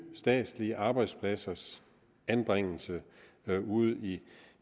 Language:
Danish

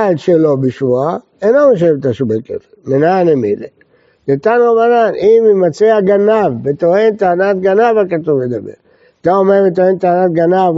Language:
Hebrew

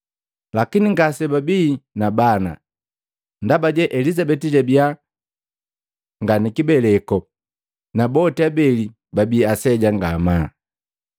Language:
Matengo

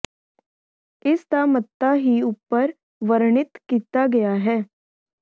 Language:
Punjabi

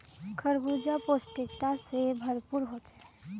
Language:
Magahi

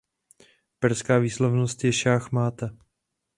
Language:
Czech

